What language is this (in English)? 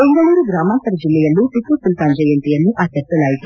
Kannada